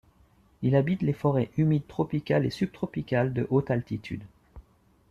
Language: French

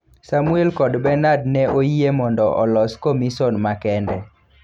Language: Luo (Kenya and Tanzania)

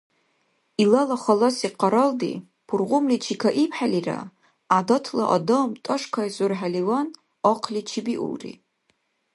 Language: Dargwa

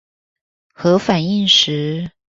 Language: Chinese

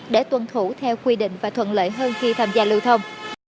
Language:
Vietnamese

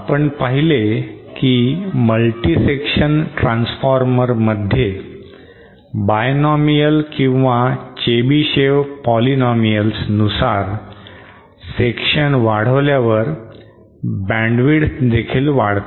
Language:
Marathi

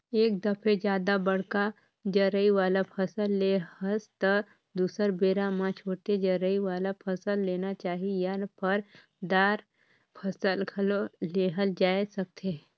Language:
Chhattisgarhi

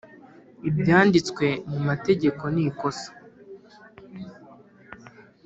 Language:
Kinyarwanda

